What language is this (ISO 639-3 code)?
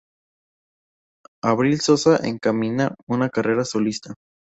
spa